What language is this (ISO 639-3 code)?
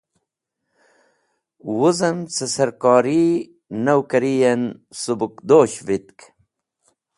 wbl